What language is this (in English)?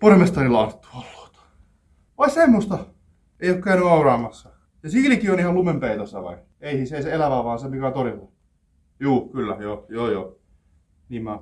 Finnish